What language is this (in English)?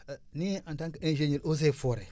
Wolof